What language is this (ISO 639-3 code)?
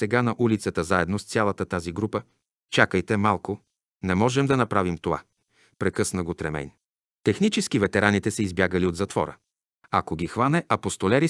bul